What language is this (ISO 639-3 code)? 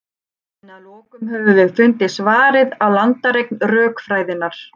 isl